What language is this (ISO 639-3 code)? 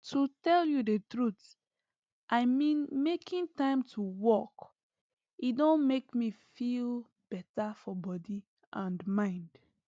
pcm